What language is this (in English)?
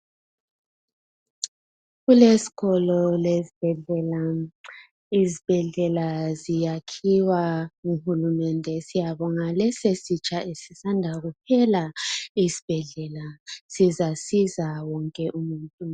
North Ndebele